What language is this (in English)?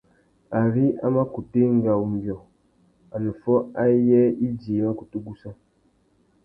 Tuki